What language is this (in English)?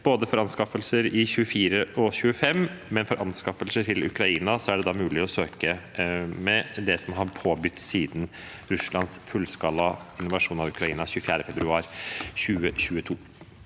Norwegian